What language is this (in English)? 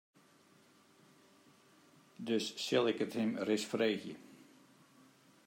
Western Frisian